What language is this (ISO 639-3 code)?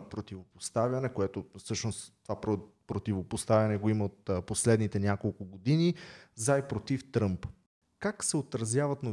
bul